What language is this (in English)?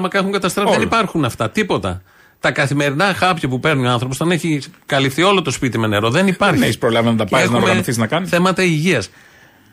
Greek